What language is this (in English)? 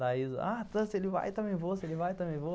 Portuguese